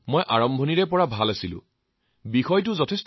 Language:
Assamese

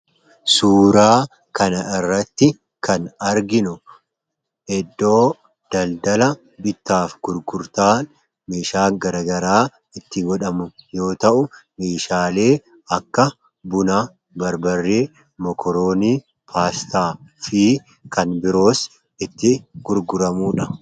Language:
Oromo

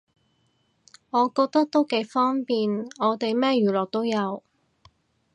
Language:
Cantonese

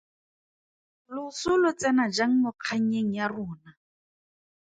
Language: Tswana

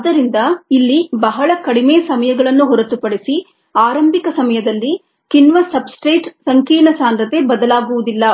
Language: Kannada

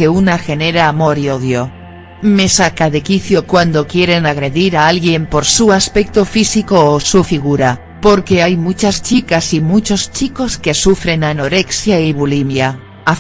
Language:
Spanish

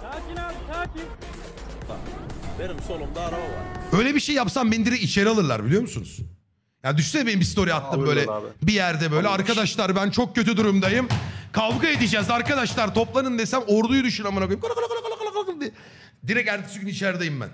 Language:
Turkish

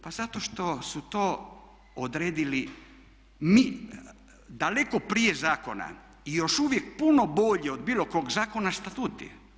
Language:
Croatian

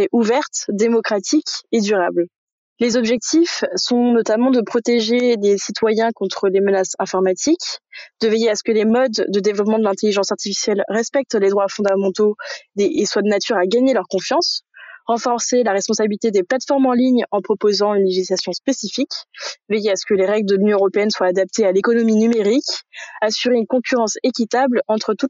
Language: French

